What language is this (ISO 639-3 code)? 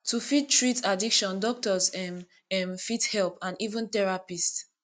pcm